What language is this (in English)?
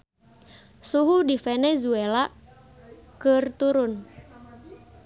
Sundanese